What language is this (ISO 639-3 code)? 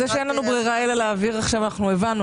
heb